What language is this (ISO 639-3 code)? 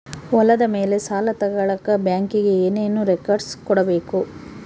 kan